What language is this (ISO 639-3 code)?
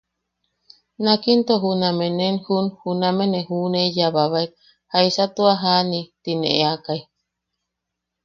yaq